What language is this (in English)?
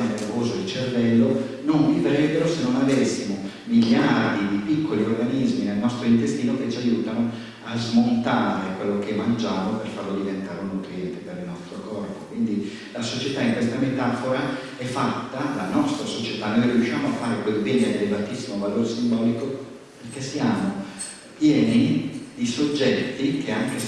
Italian